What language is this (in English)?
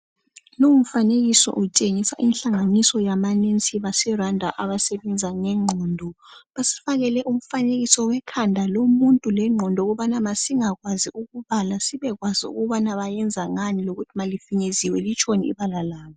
North Ndebele